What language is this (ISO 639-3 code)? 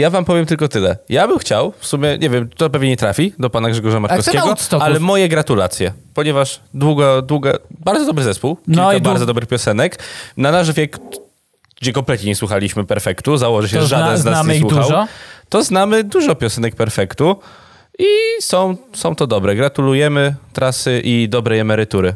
pol